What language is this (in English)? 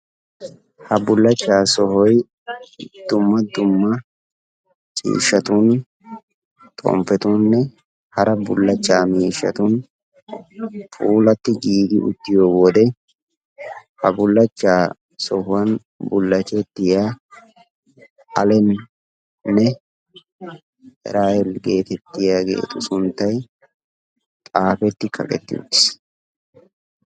Wolaytta